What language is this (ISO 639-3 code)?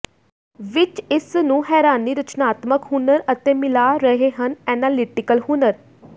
pan